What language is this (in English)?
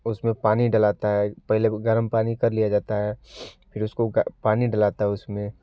Hindi